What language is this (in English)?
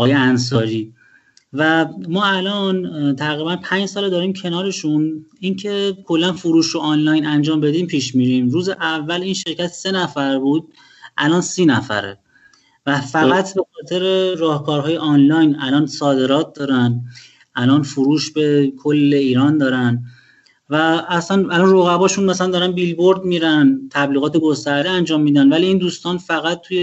Persian